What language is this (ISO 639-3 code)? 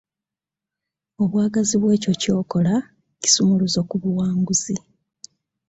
lug